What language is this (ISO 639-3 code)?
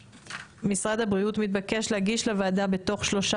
heb